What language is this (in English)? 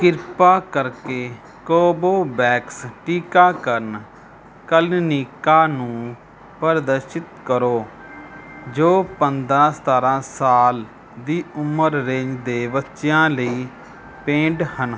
Punjabi